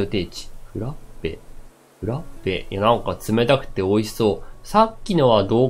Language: Japanese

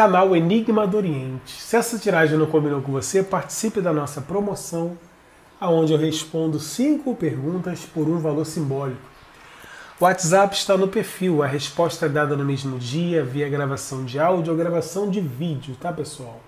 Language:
Portuguese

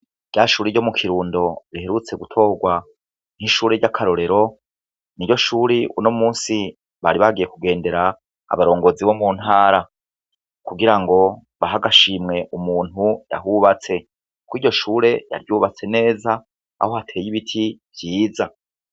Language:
Rundi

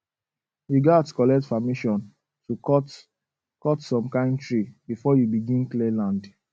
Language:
Nigerian Pidgin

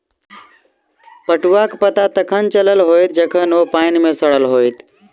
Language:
Maithili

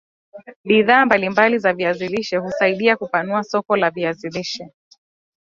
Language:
Swahili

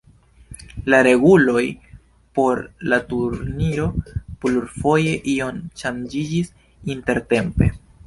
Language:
Esperanto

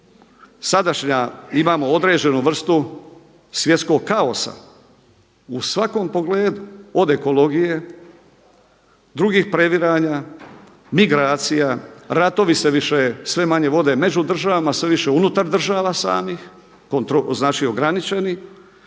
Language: Croatian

